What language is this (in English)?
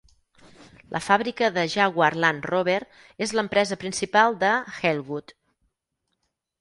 Catalan